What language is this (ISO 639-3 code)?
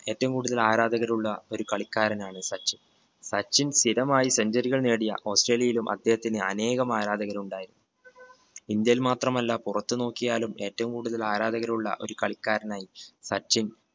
mal